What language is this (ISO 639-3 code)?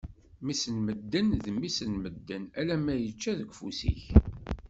kab